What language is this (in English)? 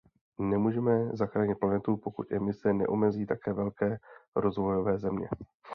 Czech